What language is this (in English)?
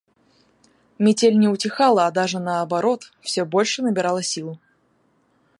Russian